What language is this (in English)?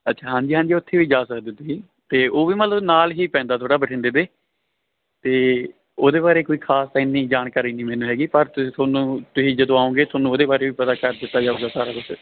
Punjabi